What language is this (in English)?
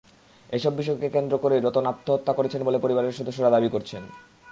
Bangla